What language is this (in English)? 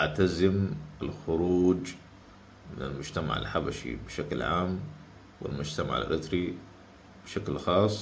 Arabic